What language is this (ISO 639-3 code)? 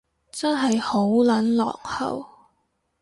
yue